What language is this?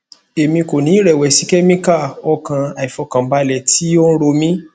Yoruba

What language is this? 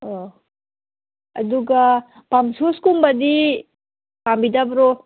Manipuri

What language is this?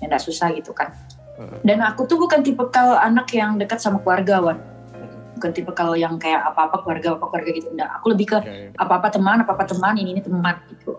Indonesian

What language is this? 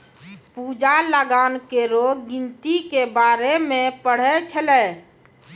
Maithili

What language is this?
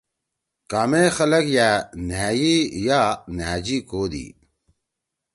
Torwali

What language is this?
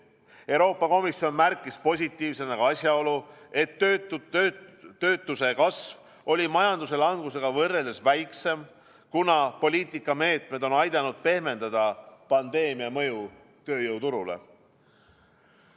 Estonian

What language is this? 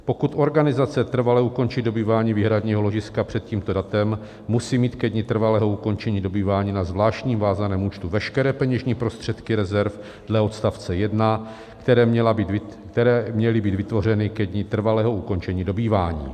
Czech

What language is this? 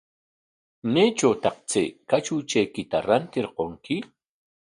Corongo Ancash Quechua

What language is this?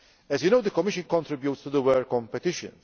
English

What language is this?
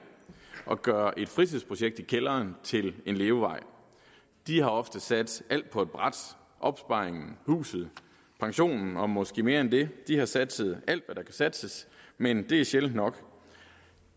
Danish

